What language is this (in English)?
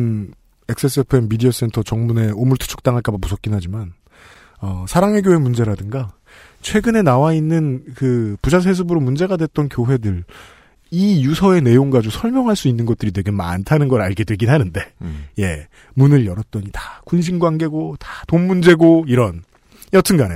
Korean